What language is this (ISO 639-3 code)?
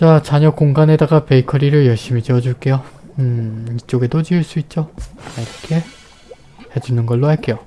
kor